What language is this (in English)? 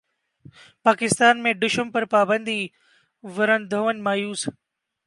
Urdu